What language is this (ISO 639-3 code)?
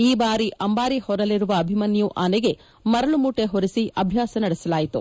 kan